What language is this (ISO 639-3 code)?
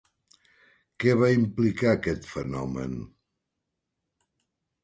cat